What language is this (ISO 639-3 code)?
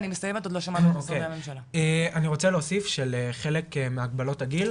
heb